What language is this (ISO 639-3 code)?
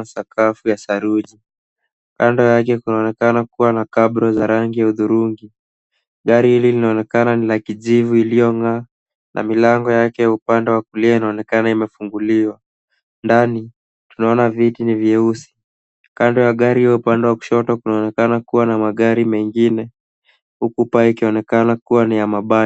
swa